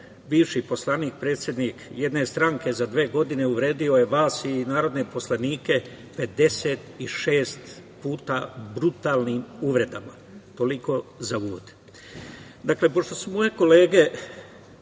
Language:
Serbian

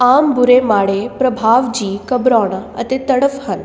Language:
Punjabi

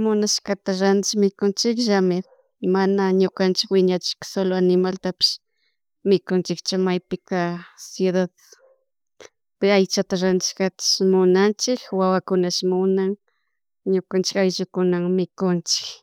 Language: Chimborazo Highland Quichua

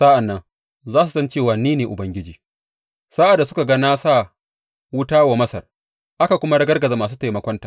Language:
Hausa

